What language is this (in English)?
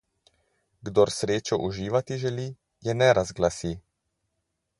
Slovenian